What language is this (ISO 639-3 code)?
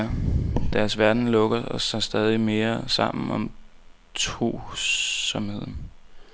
dan